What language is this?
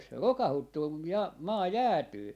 Finnish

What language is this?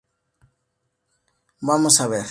Spanish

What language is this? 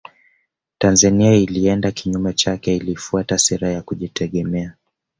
Swahili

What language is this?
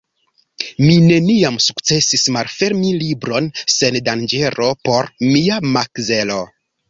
Esperanto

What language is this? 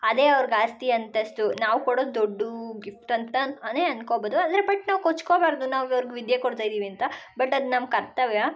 Kannada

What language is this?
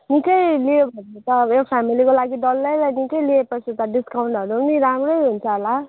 Nepali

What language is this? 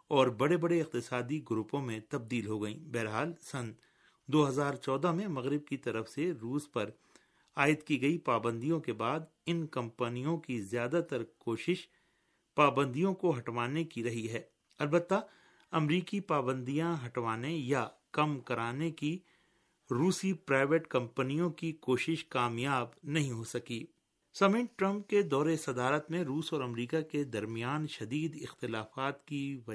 Urdu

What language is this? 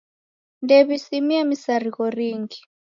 Taita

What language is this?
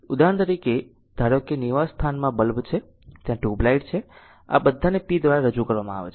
Gujarati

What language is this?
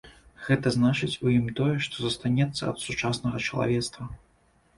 Belarusian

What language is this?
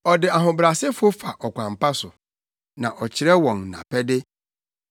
Akan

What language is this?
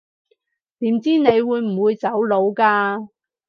Cantonese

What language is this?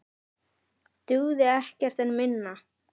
Icelandic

